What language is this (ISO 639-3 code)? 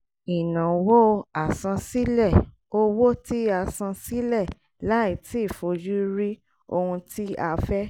yor